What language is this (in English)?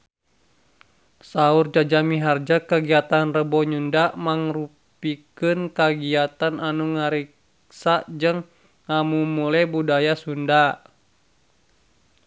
Sundanese